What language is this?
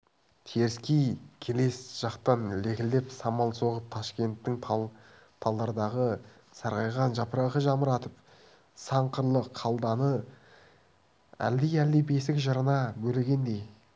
Kazakh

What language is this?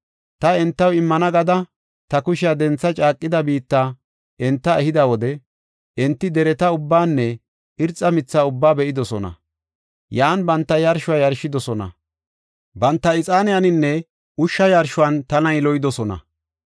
Gofa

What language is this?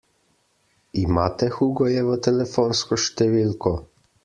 Slovenian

